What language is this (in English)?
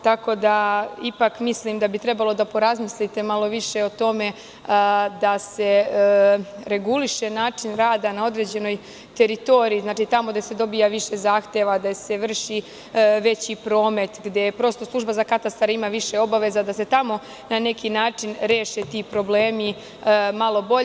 Serbian